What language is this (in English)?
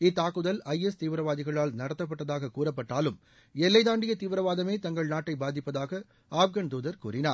Tamil